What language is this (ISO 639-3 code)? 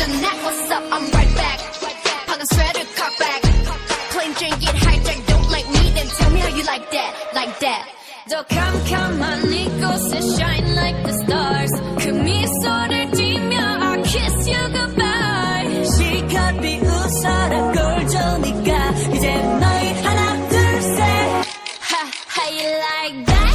kor